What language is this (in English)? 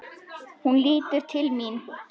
Icelandic